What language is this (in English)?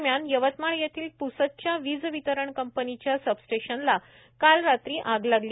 Marathi